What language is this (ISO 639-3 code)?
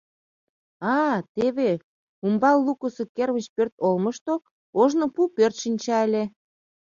chm